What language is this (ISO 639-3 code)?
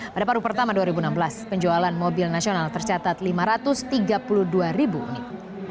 ind